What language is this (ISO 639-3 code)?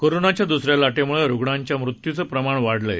mar